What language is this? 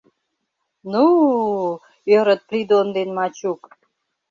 Mari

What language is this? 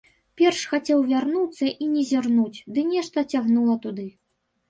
Belarusian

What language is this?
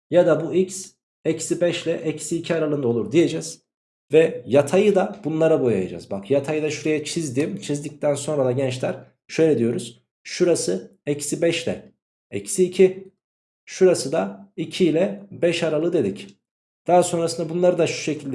Turkish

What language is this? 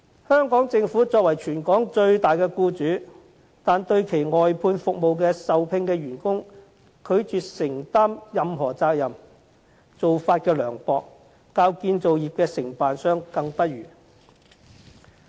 Cantonese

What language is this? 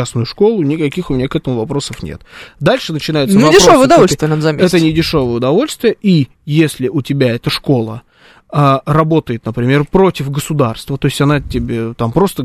Russian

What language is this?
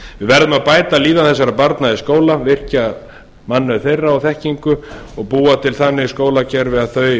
Icelandic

